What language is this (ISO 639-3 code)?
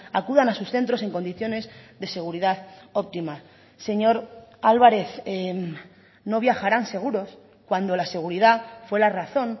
spa